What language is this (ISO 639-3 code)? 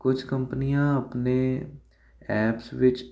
pan